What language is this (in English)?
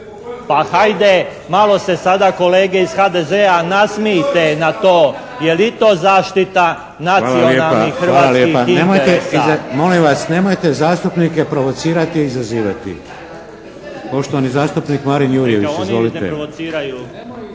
Croatian